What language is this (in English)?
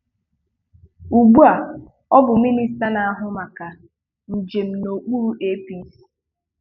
Igbo